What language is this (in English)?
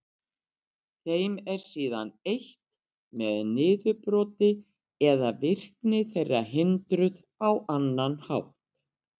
Icelandic